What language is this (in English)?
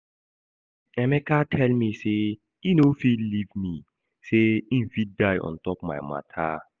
Nigerian Pidgin